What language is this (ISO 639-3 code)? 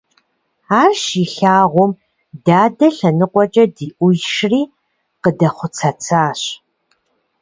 kbd